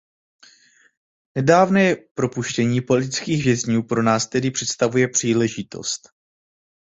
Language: Czech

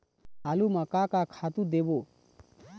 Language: Chhattisgarhi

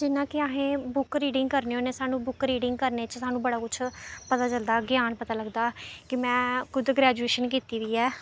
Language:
Dogri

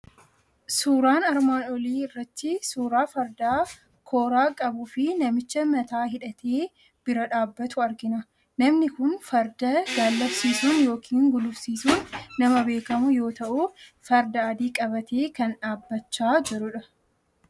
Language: Oromo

